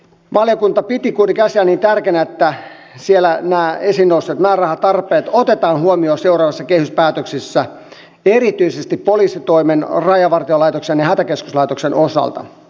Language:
Finnish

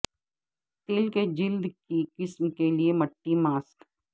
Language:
Urdu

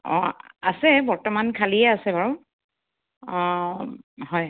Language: Assamese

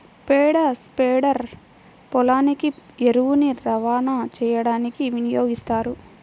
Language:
Telugu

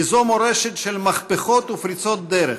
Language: Hebrew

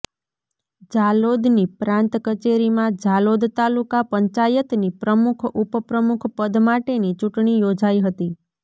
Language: Gujarati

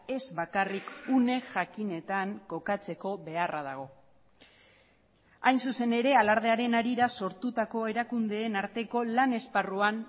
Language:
Basque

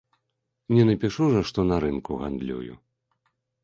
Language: Belarusian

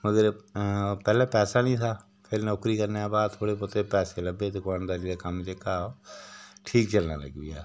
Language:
Dogri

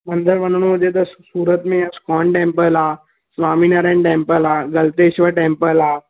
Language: Sindhi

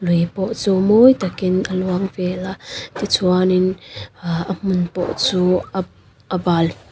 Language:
Mizo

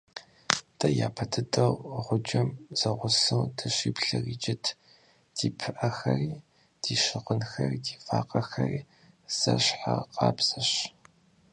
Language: Kabardian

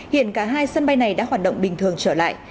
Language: Vietnamese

